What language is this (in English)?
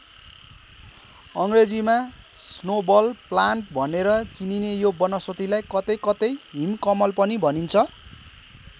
Nepali